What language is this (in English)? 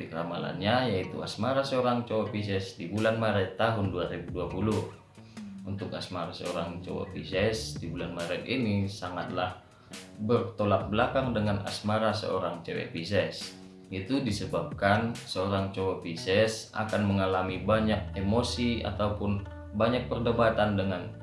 Indonesian